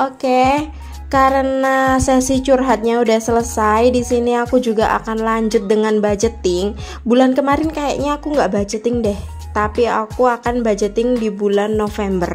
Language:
Indonesian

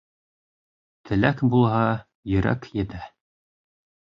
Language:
Bashkir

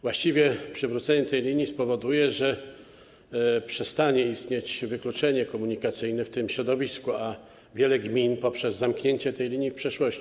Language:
Polish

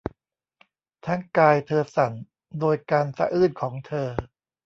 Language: Thai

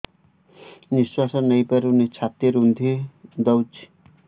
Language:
Odia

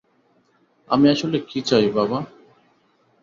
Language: Bangla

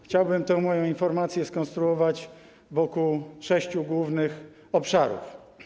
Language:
Polish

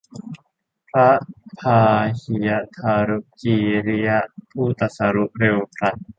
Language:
Thai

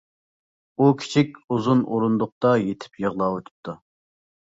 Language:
Uyghur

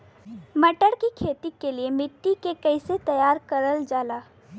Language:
Bhojpuri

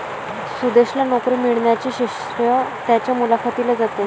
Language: Marathi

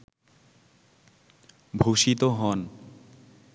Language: Bangla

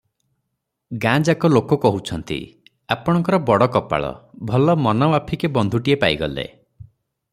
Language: Odia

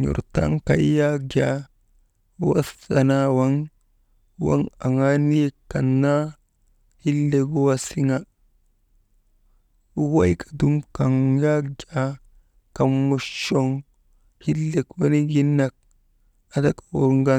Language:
Maba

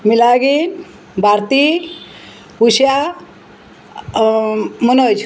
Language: Konkani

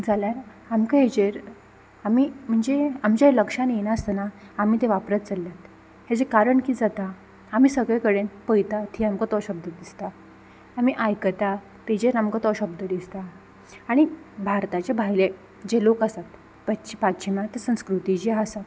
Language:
Konkani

